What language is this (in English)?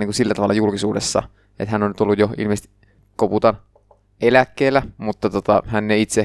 Finnish